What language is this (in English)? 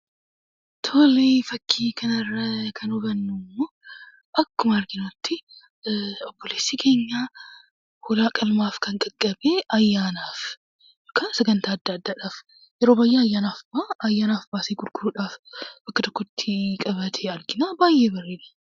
Oromo